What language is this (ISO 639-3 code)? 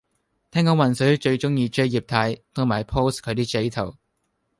yue